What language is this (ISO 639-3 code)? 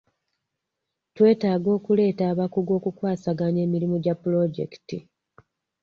lug